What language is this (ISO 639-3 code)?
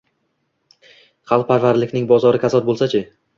uzb